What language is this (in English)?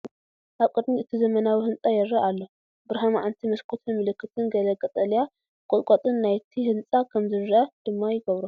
Tigrinya